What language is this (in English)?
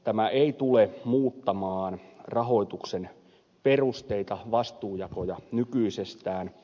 Finnish